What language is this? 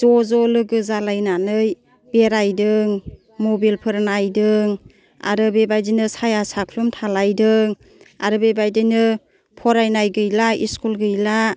Bodo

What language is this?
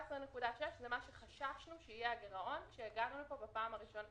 Hebrew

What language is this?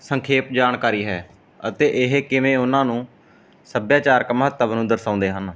Punjabi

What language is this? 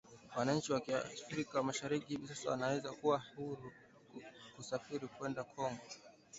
Swahili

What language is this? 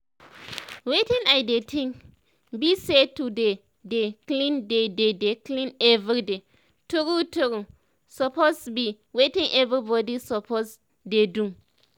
Nigerian Pidgin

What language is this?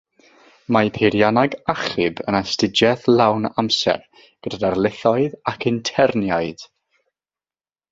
Welsh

